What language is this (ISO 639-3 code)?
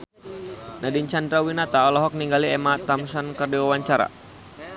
sun